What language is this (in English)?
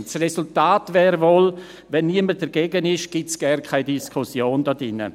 Swiss German